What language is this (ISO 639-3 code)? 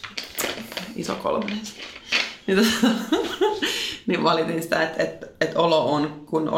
fin